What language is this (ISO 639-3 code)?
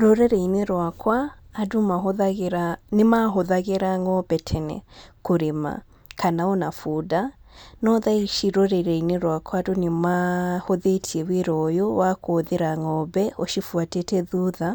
kik